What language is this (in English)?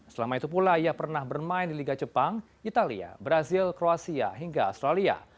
Indonesian